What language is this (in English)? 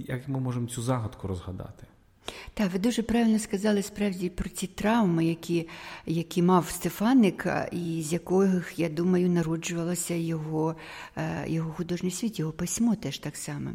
Ukrainian